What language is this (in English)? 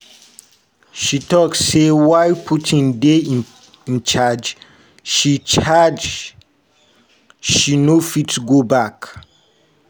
Nigerian Pidgin